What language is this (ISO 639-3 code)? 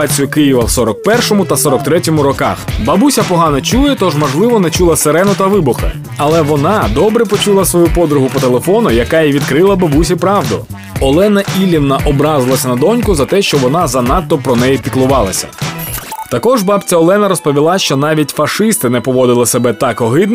ukr